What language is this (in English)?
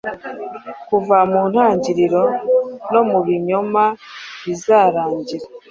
Kinyarwanda